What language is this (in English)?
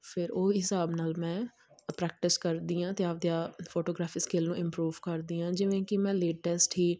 Punjabi